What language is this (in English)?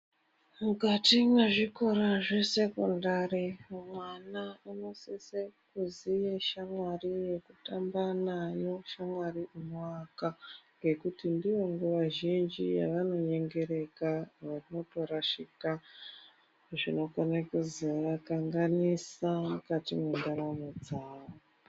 Ndau